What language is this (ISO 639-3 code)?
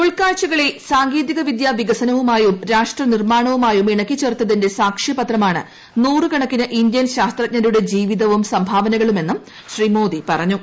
mal